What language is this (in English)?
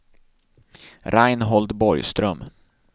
Swedish